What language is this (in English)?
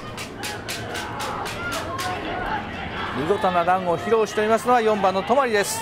Japanese